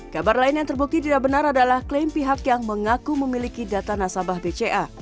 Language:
Indonesian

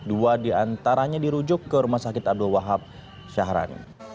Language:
Indonesian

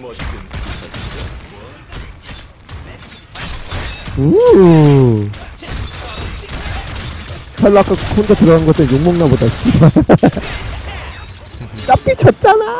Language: Korean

